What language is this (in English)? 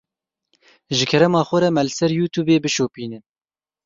Kurdish